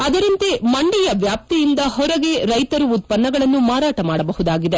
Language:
Kannada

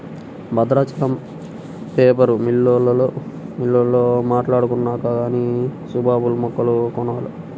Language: Telugu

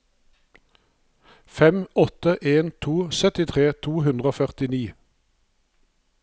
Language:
Norwegian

